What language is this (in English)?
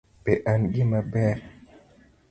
Luo (Kenya and Tanzania)